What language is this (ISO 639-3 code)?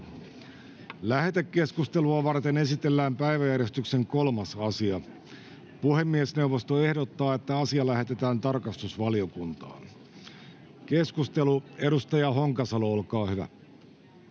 fin